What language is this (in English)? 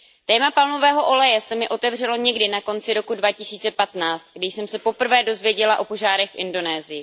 Czech